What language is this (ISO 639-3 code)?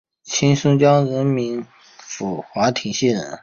zho